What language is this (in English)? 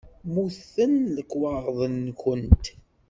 Kabyle